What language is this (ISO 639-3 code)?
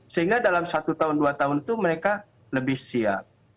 ind